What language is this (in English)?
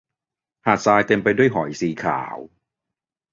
Thai